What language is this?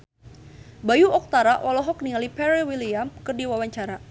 Sundanese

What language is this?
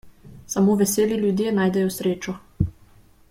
Slovenian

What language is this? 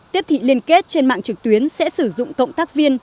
Vietnamese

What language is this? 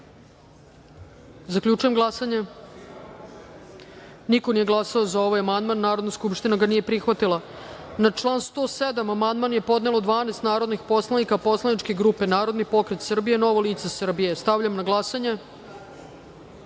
Serbian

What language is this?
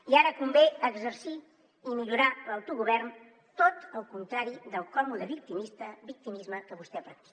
Catalan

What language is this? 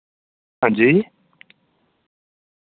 Dogri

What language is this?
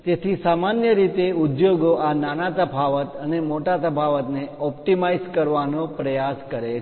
Gujarati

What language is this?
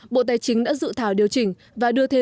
Vietnamese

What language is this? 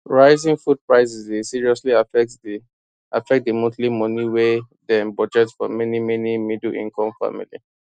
Nigerian Pidgin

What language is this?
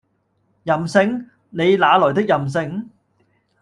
Cantonese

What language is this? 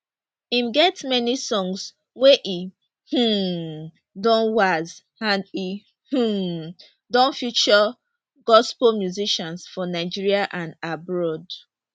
Nigerian Pidgin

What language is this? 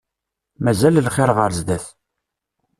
Kabyle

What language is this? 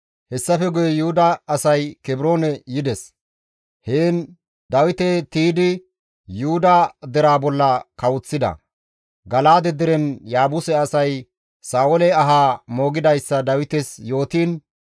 Gamo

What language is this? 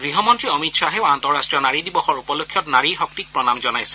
Assamese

